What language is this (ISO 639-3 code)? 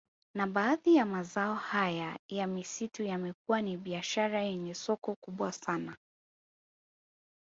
swa